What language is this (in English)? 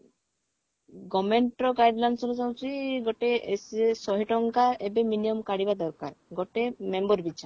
Odia